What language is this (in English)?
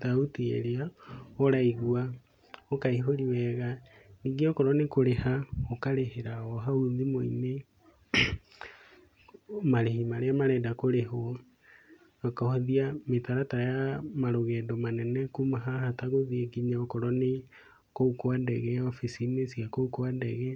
Kikuyu